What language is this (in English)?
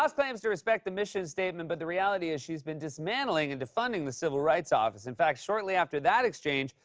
English